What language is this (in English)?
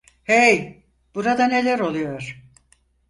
Turkish